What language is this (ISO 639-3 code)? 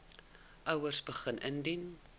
afr